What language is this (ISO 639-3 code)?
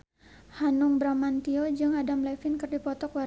sun